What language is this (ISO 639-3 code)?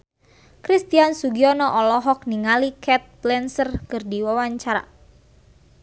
sun